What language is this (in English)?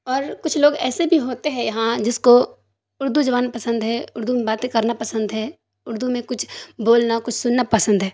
Urdu